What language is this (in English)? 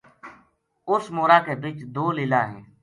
Gujari